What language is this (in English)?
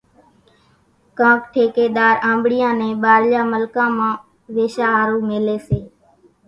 Kachi Koli